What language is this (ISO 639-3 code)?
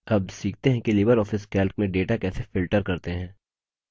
hin